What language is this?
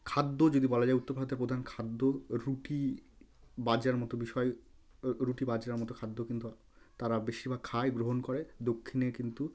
Bangla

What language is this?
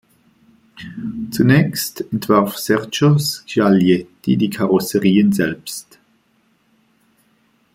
German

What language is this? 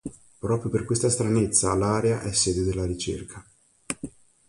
Italian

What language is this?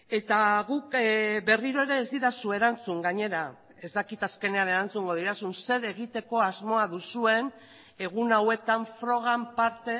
Basque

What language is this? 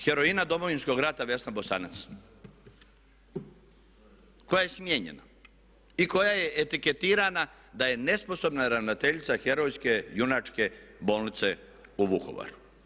Croatian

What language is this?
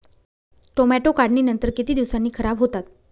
Marathi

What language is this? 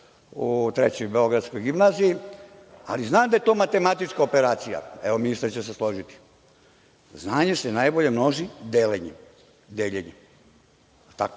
Serbian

